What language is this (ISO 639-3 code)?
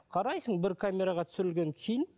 kaz